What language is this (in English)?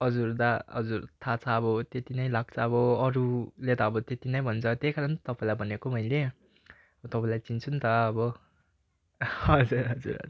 Nepali